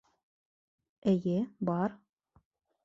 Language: Bashkir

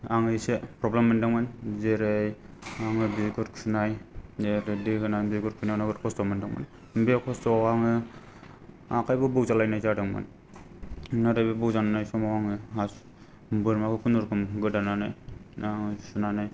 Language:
Bodo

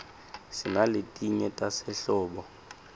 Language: Swati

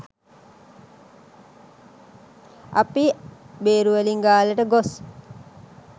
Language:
Sinhala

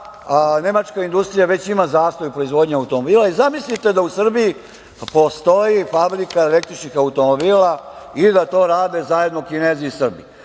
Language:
Serbian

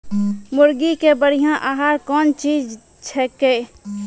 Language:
Maithili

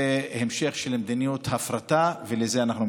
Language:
Hebrew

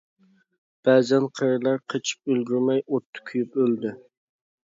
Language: Uyghur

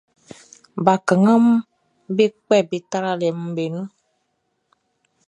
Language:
Baoulé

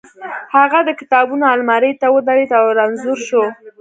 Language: Pashto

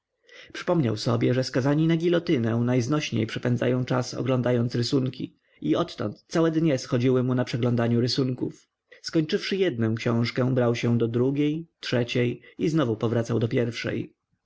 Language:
Polish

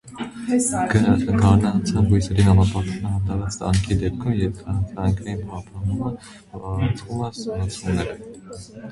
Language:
Armenian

